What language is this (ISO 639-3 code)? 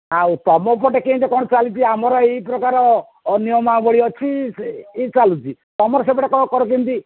ori